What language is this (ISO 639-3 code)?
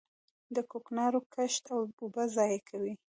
pus